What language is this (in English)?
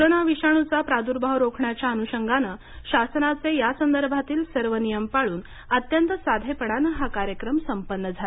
Marathi